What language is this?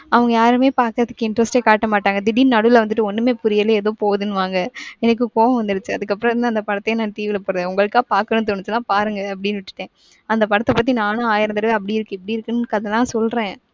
Tamil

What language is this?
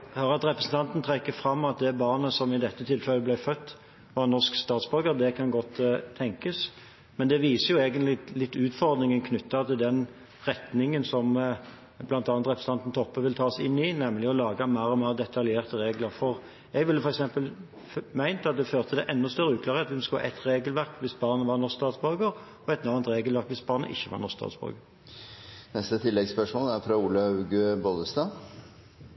Norwegian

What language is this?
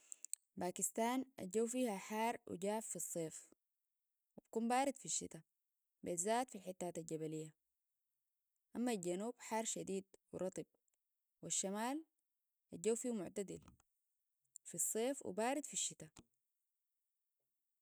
Sudanese Arabic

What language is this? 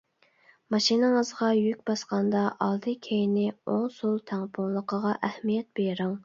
Uyghur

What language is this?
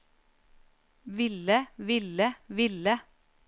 Norwegian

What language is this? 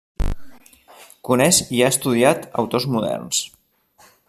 Catalan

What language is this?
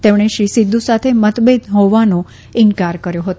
Gujarati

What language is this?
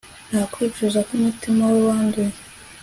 Kinyarwanda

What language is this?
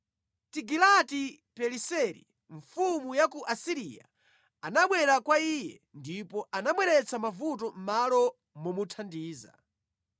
Nyanja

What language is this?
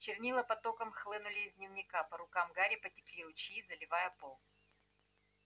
Russian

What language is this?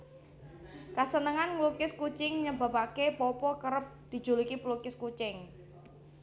Javanese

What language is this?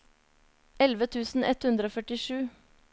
Norwegian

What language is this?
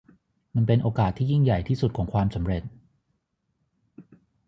Thai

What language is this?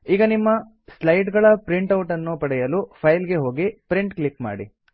Kannada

